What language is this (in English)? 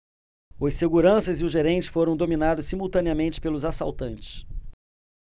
Portuguese